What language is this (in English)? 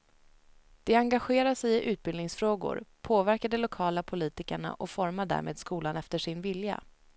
Swedish